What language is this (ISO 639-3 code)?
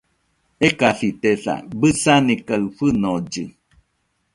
hux